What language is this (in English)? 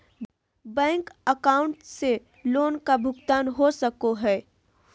Magahi